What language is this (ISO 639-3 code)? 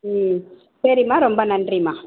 tam